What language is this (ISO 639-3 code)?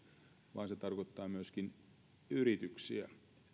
fin